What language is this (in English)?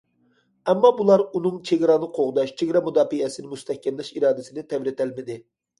Uyghur